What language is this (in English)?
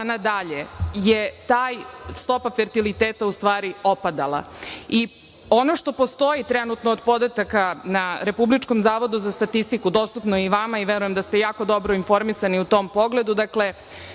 Serbian